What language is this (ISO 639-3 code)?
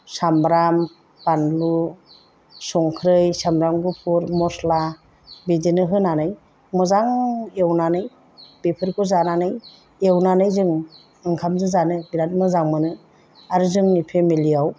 brx